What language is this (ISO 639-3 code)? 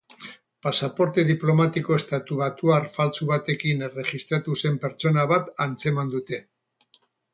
eus